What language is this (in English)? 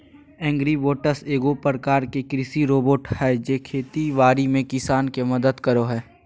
Magahi